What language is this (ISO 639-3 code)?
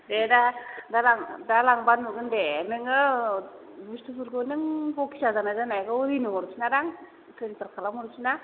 brx